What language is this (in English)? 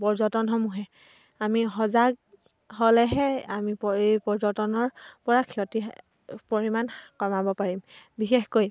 Assamese